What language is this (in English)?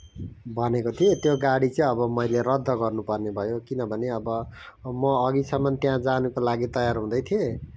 Nepali